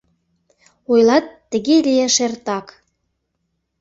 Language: Mari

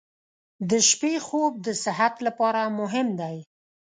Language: Pashto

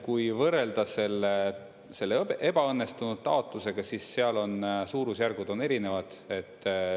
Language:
Estonian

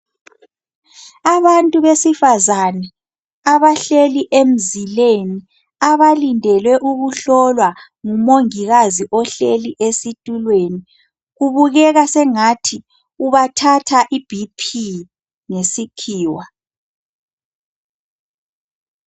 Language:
North Ndebele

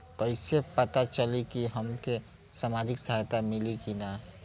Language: Bhojpuri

